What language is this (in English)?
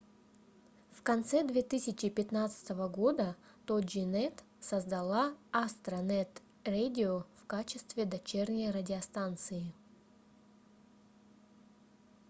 Russian